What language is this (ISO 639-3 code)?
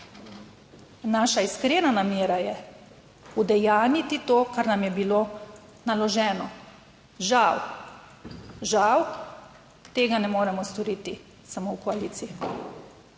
slv